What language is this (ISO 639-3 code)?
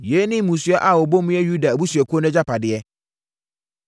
aka